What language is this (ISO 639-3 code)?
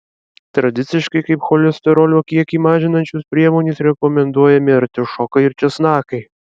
lit